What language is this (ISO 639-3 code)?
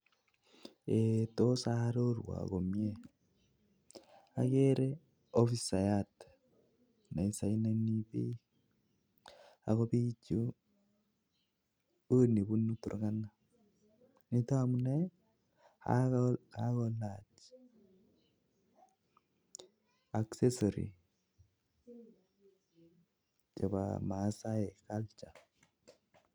kln